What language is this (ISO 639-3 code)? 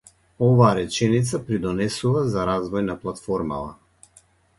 mkd